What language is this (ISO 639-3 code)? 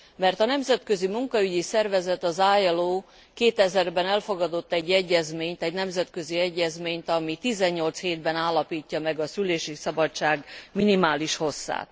hun